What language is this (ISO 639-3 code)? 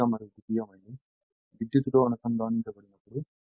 tel